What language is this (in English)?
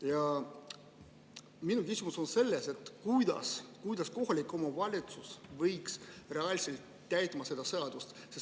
Estonian